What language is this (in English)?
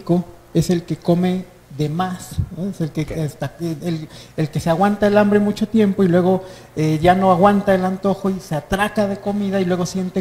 Spanish